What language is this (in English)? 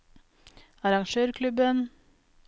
Norwegian